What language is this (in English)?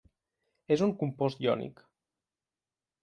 Catalan